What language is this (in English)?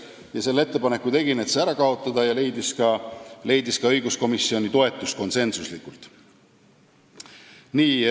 Estonian